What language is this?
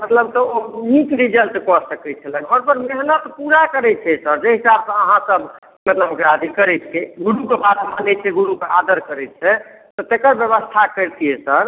Maithili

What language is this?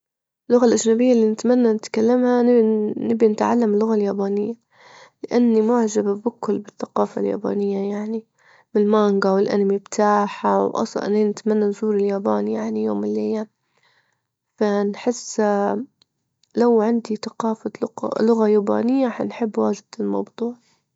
Libyan Arabic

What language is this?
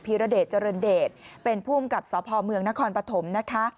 Thai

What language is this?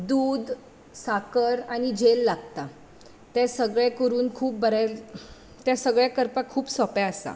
Konkani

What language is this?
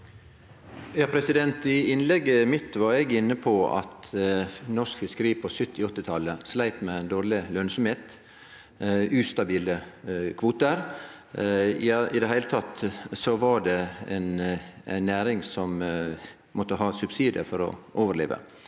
Norwegian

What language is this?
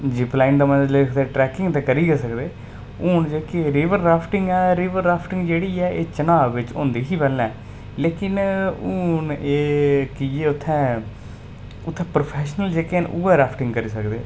Dogri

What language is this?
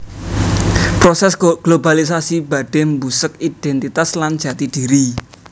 Javanese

